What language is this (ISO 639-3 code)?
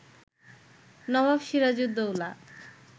ben